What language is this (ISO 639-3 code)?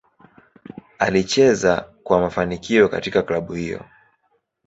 swa